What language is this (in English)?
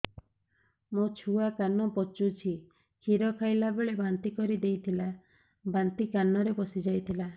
Odia